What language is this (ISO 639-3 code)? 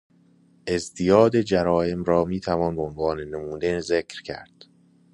fas